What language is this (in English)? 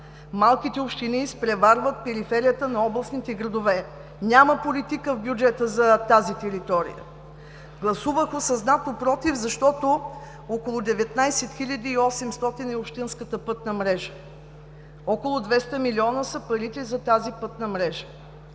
Bulgarian